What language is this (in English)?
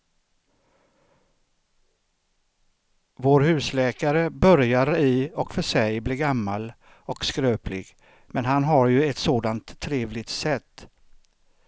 Swedish